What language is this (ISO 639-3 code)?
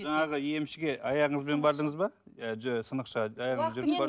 kaz